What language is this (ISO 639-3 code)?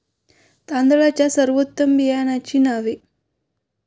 mar